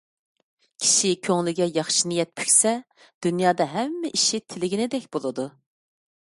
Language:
Uyghur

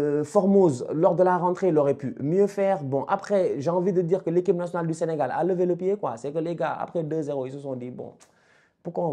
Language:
French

